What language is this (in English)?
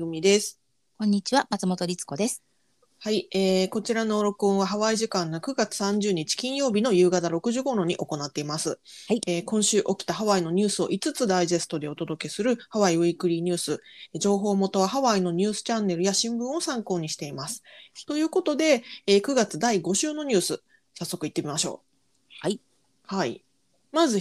Japanese